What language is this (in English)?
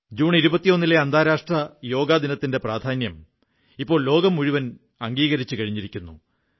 Malayalam